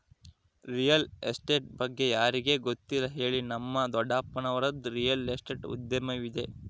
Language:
Kannada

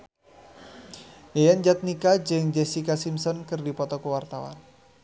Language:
Sundanese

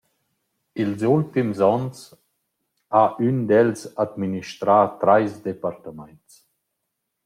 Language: Romansh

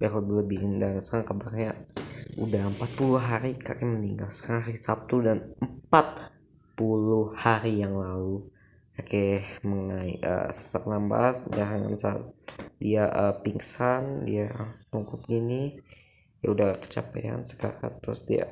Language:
Indonesian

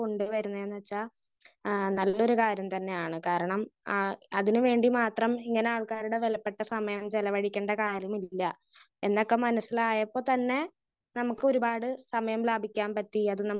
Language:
Malayalam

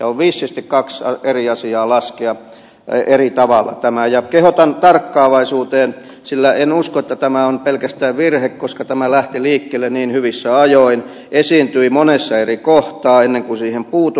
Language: Finnish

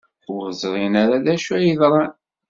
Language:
Kabyle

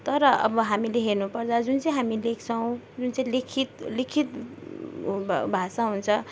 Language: Nepali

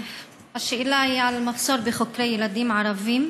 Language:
Hebrew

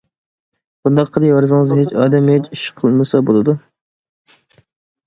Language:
Uyghur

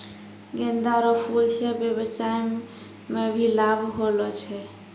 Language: Maithili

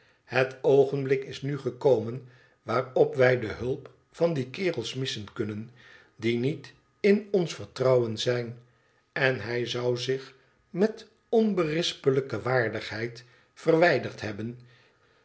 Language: Dutch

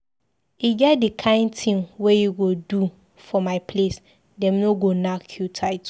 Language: Nigerian Pidgin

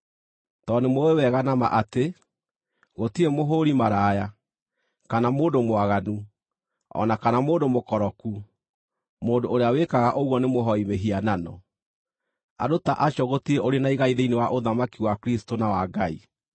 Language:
Kikuyu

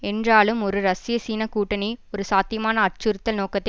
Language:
Tamil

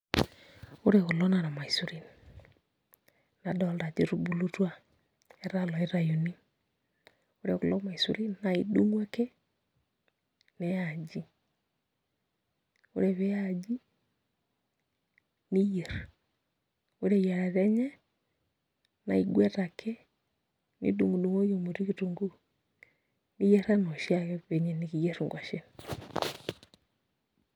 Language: Masai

